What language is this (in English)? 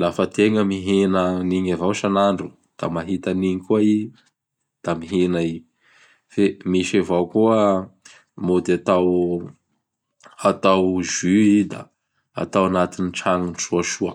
Bara Malagasy